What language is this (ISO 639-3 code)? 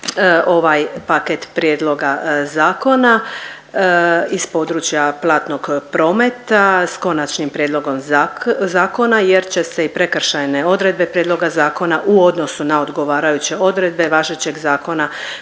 hrv